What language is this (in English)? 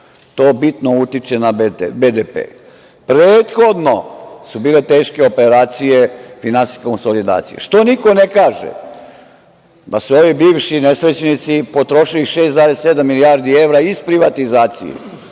Serbian